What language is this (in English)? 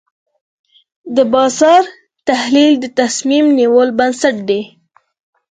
Pashto